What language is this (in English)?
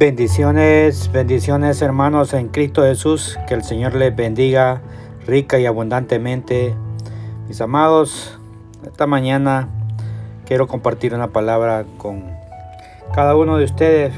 Spanish